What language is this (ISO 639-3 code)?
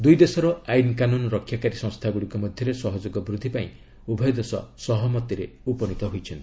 ori